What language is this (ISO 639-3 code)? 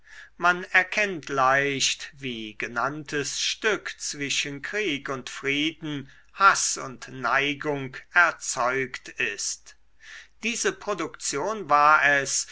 deu